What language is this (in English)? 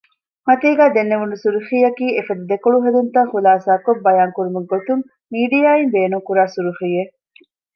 Divehi